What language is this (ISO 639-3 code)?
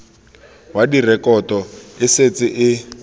tsn